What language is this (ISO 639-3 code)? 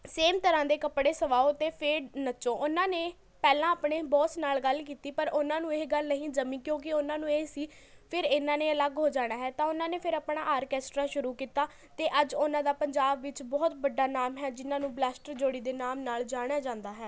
pan